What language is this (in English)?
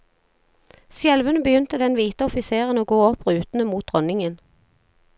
Norwegian